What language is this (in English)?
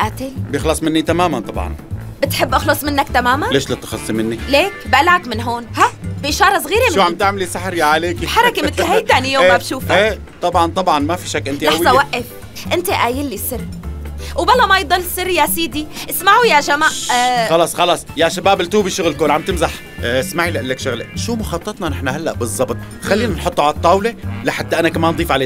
Arabic